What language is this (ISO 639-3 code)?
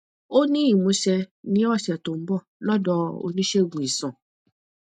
yor